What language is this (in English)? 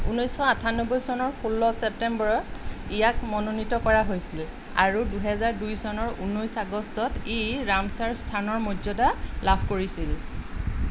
Assamese